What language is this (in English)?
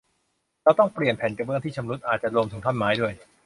Thai